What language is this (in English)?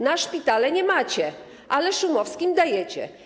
Polish